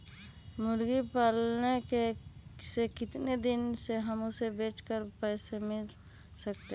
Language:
Magahi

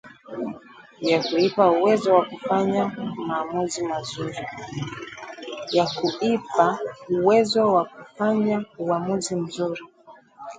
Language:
Swahili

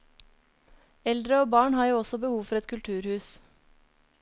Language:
Norwegian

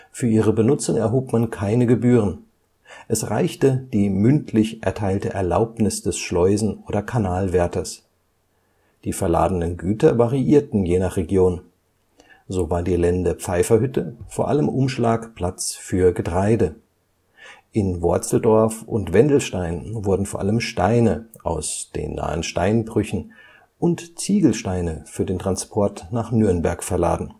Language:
German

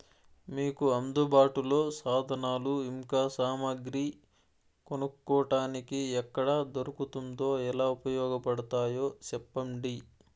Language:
Telugu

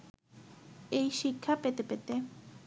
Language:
Bangla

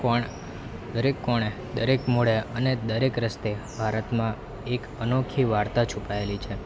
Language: Gujarati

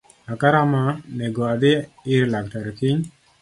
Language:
Luo (Kenya and Tanzania)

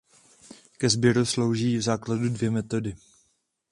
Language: Czech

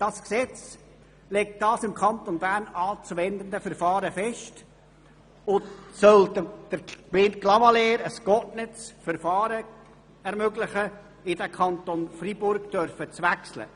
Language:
Swiss German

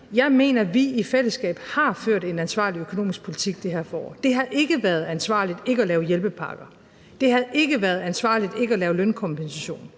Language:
Danish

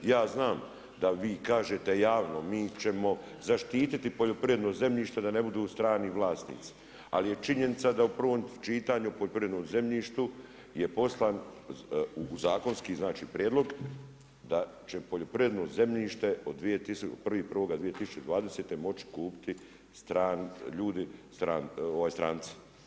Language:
Croatian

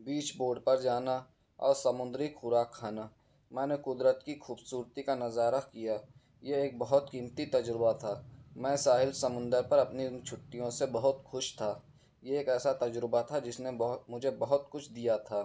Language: Urdu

